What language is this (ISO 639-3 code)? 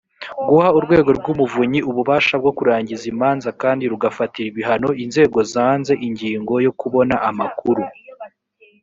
kin